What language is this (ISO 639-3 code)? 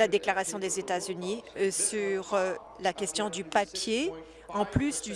fra